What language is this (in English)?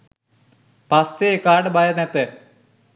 Sinhala